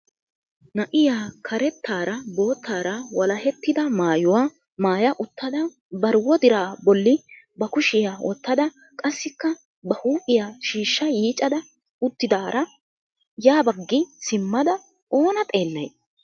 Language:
Wolaytta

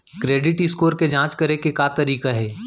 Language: Chhattisgarhi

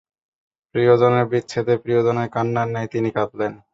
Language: Bangla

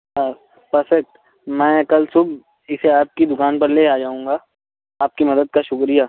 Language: Urdu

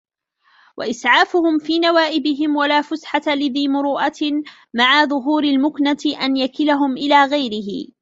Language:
Arabic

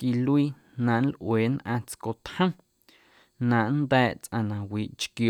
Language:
Guerrero Amuzgo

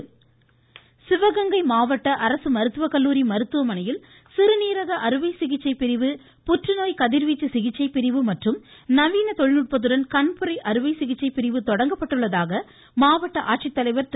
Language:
Tamil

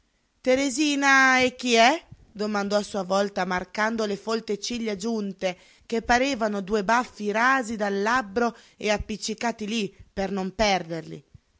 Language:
Italian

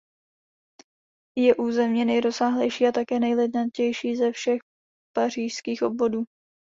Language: Czech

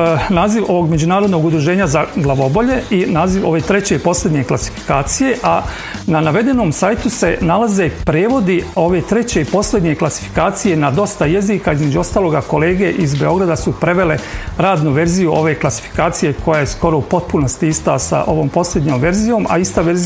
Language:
Croatian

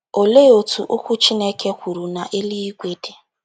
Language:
Igbo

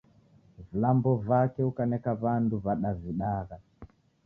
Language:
Taita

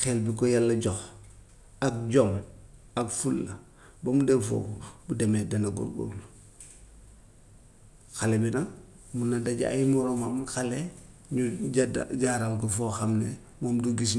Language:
Gambian Wolof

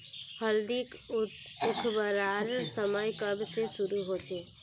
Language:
Magahi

